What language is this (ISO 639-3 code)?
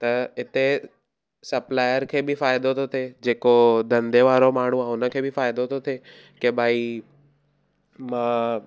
snd